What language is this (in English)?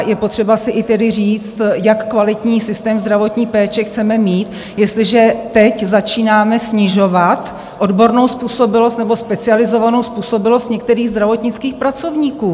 Czech